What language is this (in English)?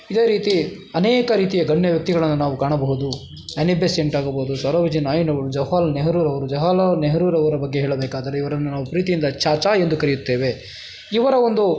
Kannada